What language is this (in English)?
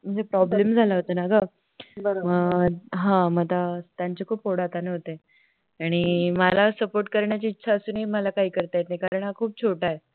Marathi